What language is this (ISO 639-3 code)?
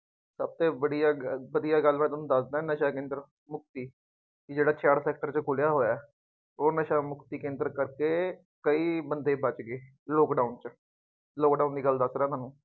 pan